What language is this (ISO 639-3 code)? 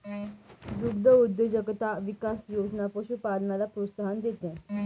mar